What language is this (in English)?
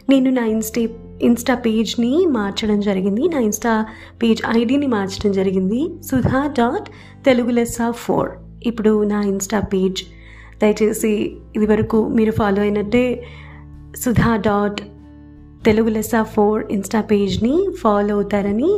Telugu